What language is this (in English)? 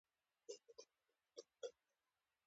Pashto